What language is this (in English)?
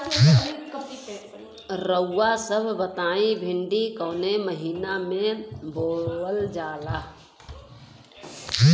Bhojpuri